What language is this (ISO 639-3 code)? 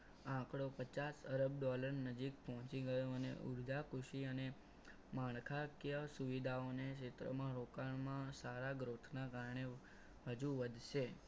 guj